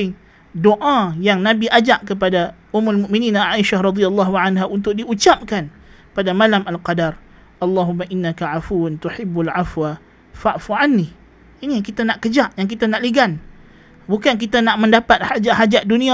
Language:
Malay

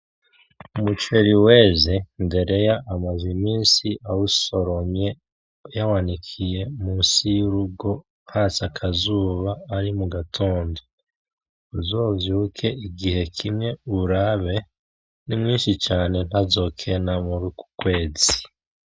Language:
Rundi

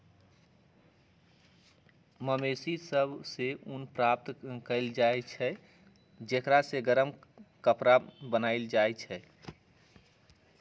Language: Magahi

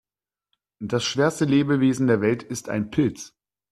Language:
German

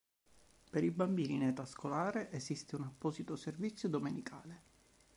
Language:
Italian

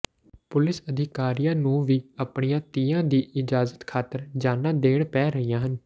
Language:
Punjabi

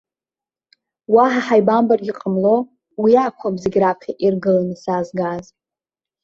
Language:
Abkhazian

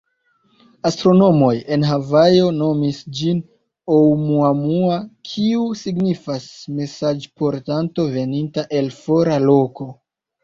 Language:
Esperanto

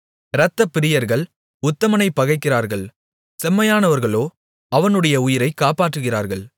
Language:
Tamil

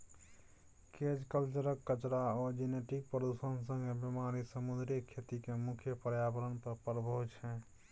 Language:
Maithili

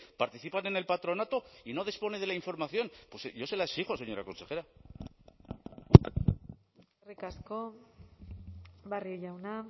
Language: Spanish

